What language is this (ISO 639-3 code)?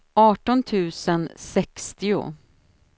swe